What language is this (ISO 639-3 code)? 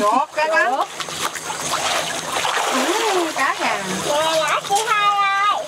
vie